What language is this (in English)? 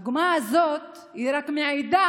Hebrew